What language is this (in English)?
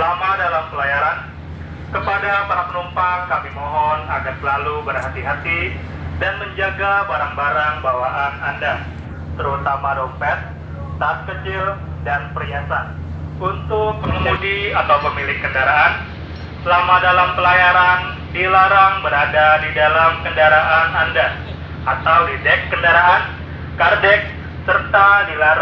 Indonesian